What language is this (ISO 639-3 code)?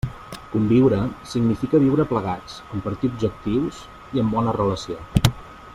cat